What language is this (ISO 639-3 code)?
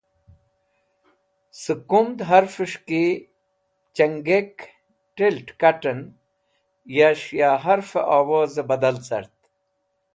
wbl